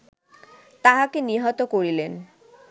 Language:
Bangla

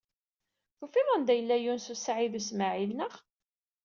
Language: Kabyle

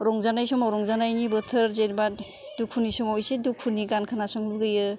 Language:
Bodo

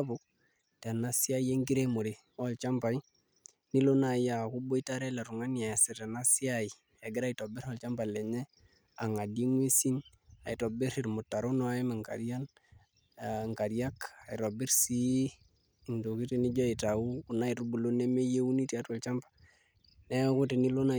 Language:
Masai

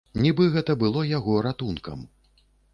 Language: Belarusian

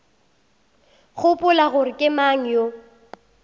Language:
Northern Sotho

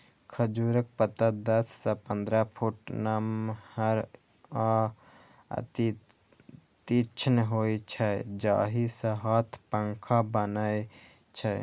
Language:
Maithili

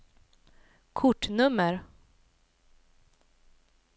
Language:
Swedish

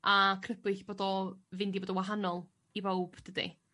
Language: Welsh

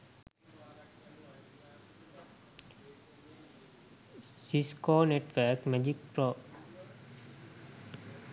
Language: Sinhala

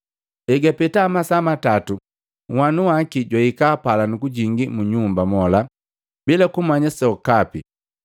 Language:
Matengo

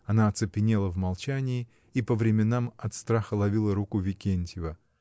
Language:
Russian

